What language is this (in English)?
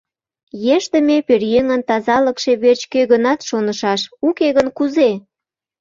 Mari